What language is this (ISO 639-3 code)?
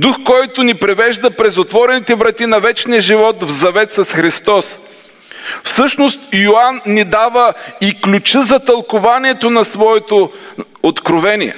bul